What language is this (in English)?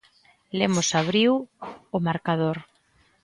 Galician